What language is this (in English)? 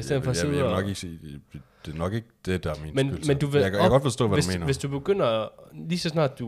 Danish